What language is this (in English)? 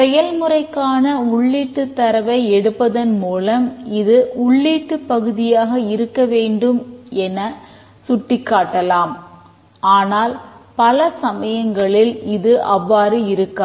Tamil